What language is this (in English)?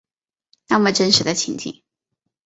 Chinese